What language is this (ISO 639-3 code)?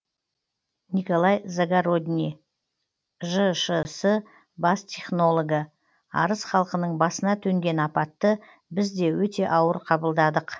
kaz